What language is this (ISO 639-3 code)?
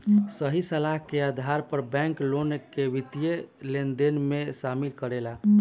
bho